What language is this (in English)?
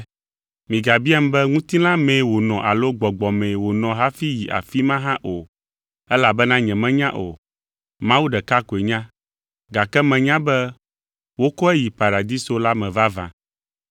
Ewe